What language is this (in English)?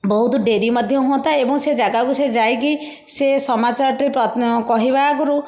Odia